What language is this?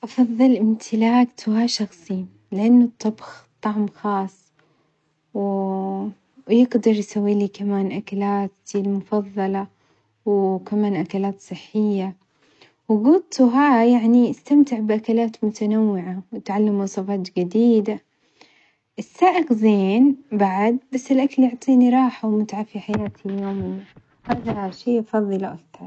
Omani Arabic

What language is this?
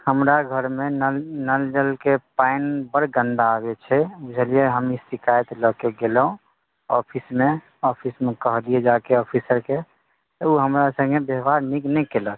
Maithili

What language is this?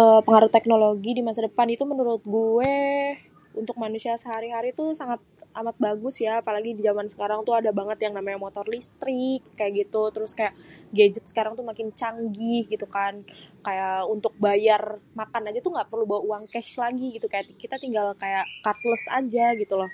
Betawi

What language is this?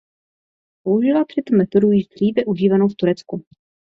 Czech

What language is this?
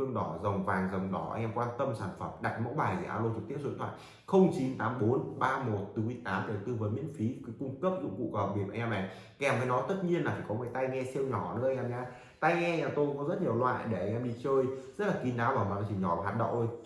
Vietnamese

